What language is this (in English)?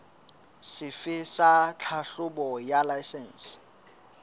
Southern Sotho